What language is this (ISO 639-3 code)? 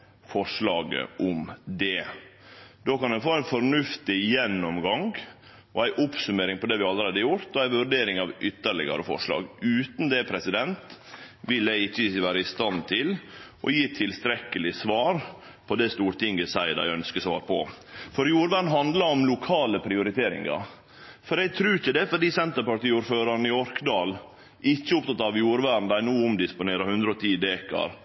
nno